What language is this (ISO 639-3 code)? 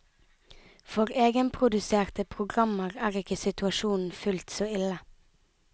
nor